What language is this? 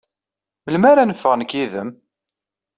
Kabyle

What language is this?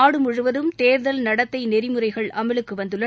Tamil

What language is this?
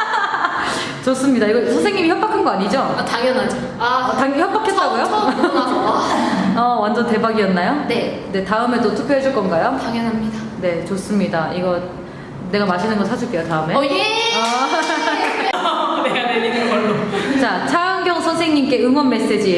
Korean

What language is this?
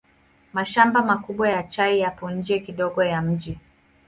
Swahili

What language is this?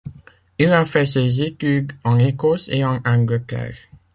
French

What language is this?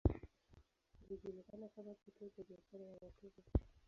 Swahili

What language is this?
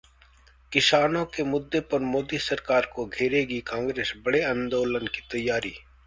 Hindi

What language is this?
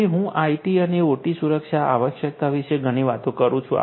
Gujarati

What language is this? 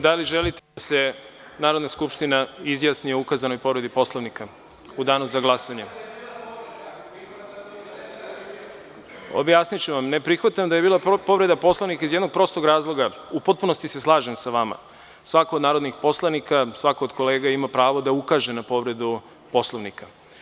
Serbian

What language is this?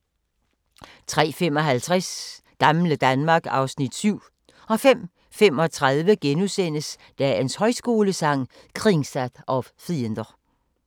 Danish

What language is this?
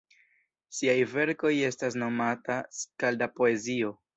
Esperanto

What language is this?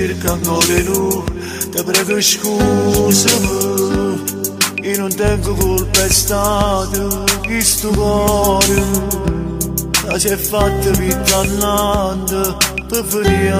Arabic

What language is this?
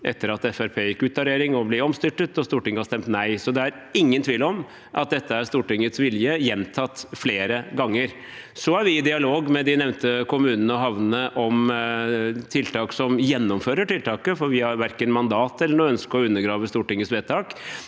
Norwegian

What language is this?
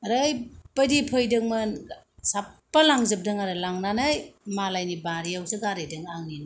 Bodo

